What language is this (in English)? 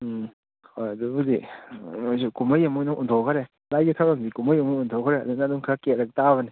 Manipuri